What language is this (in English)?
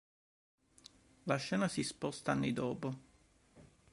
Italian